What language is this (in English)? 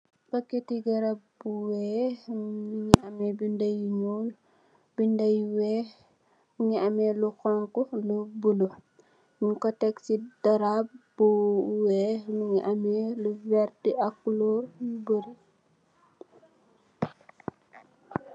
Wolof